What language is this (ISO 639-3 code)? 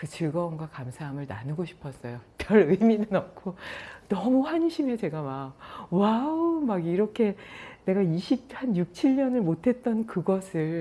kor